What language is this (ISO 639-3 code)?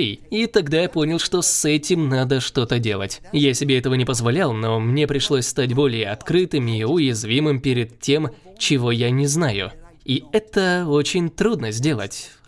rus